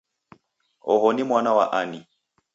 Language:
Taita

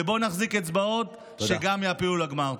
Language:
Hebrew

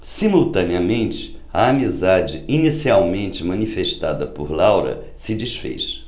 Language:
Portuguese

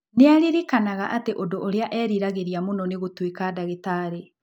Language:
Kikuyu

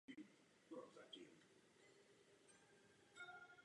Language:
Czech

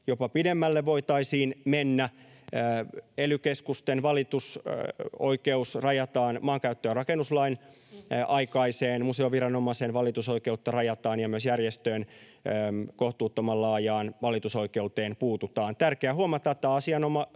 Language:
Finnish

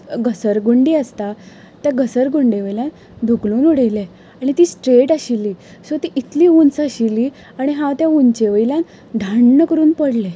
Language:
Konkani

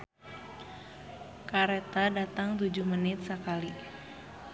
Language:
Sundanese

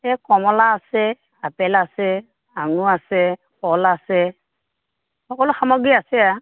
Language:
Assamese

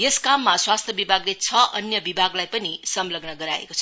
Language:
Nepali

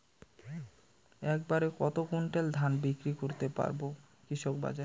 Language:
Bangla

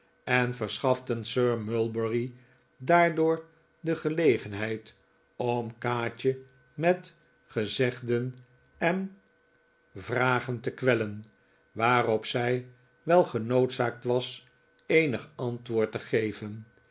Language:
Dutch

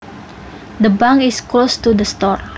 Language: Javanese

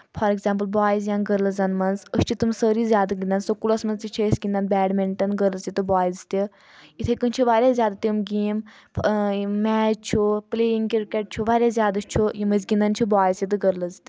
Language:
Kashmiri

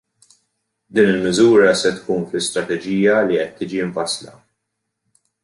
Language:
Maltese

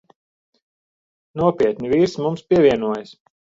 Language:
Latvian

